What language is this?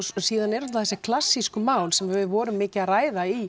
Icelandic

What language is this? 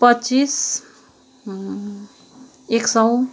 Nepali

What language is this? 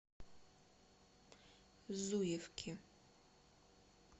Russian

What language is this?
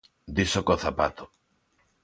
Galician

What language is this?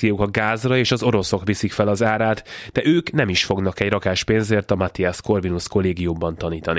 Hungarian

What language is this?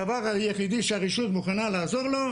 Hebrew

